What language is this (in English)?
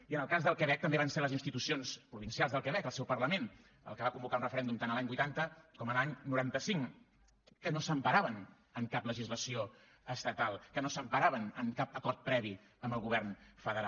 Catalan